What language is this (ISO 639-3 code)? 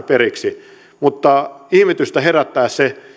fin